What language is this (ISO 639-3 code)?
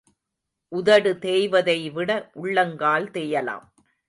tam